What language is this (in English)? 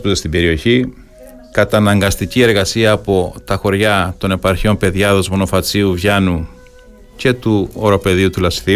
Greek